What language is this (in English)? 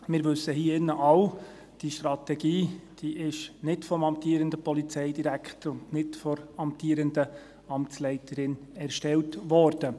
Swiss German